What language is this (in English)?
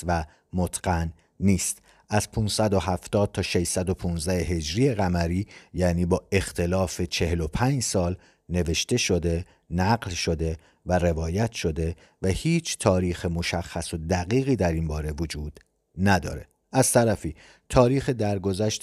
Persian